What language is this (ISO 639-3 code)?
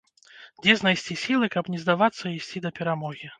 bel